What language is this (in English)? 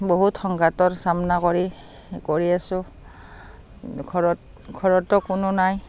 Assamese